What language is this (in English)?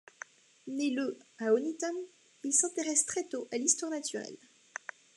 French